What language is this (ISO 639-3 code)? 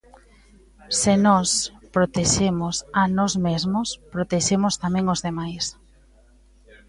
glg